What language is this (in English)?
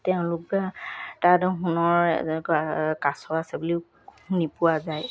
Assamese